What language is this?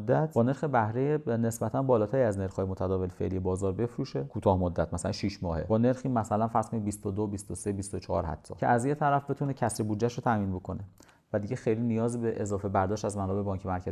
Persian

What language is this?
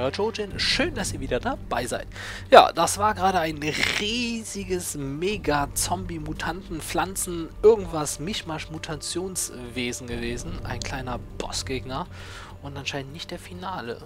German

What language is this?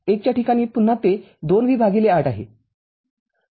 Marathi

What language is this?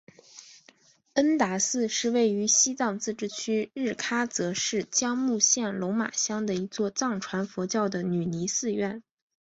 Chinese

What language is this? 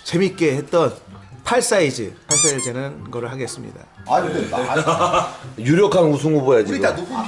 Korean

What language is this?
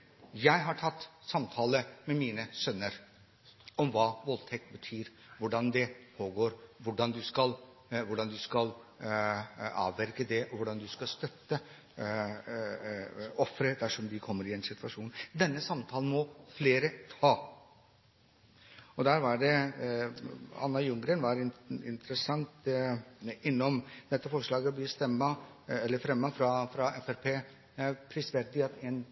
Norwegian Bokmål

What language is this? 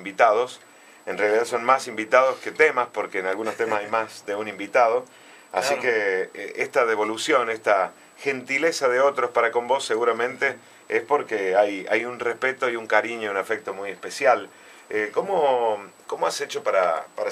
Spanish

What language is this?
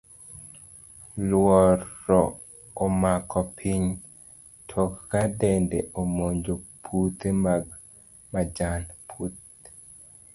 Luo (Kenya and Tanzania)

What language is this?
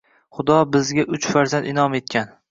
Uzbek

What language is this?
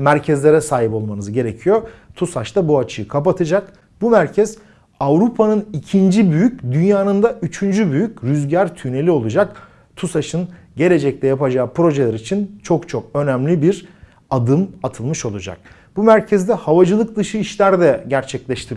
Turkish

